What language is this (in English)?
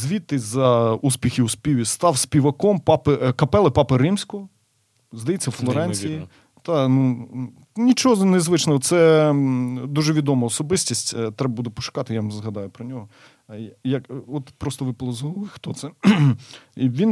Ukrainian